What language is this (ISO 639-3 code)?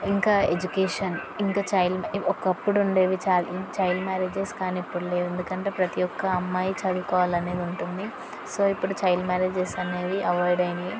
tel